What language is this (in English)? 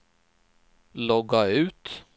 Swedish